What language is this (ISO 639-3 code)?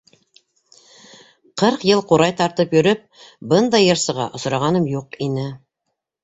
bak